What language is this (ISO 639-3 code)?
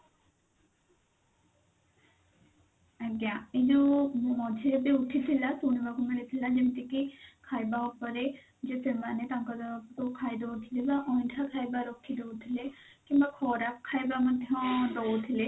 ori